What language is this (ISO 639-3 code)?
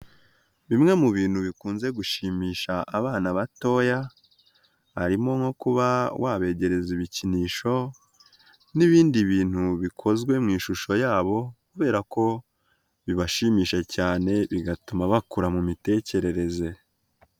kin